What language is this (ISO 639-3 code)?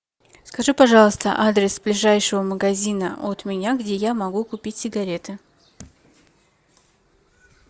rus